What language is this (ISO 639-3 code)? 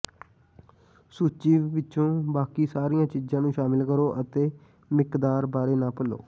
pan